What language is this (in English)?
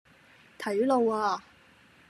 Cantonese